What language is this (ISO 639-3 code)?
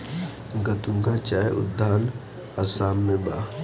bho